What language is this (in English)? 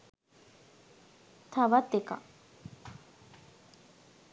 Sinhala